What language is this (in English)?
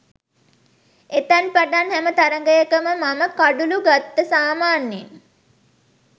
Sinhala